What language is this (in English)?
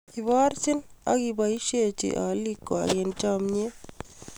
Kalenjin